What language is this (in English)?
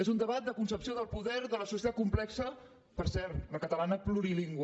Catalan